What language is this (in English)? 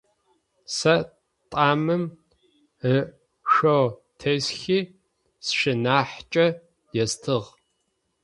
Adyghe